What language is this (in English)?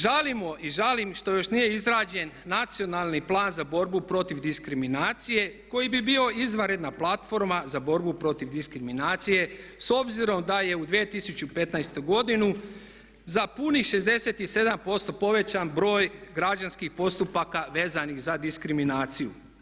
Croatian